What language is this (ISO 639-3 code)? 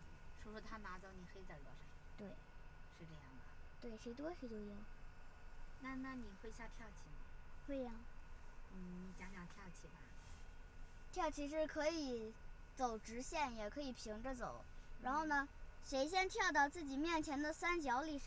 zho